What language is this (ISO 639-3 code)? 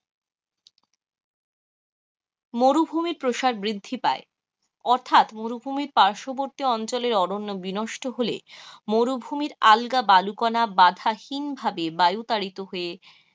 ben